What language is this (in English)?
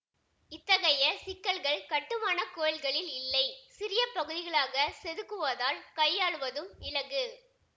Tamil